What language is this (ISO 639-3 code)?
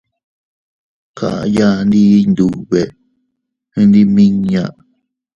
cut